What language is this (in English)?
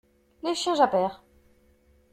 French